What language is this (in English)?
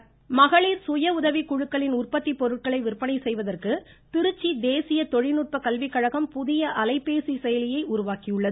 Tamil